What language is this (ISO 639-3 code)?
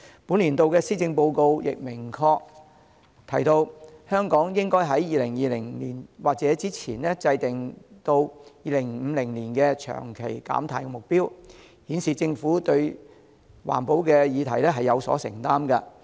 yue